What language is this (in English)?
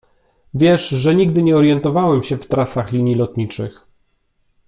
Polish